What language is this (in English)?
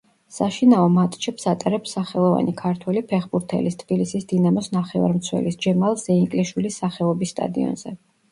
Georgian